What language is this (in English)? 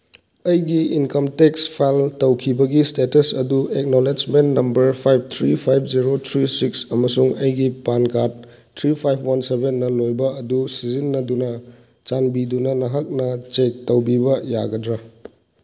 Manipuri